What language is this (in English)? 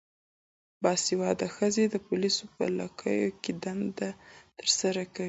Pashto